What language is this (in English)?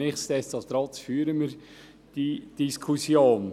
Swiss German